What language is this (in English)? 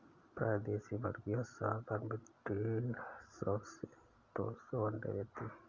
Hindi